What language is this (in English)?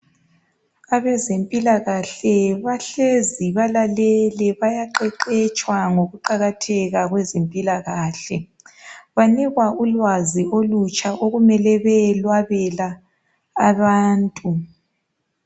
North Ndebele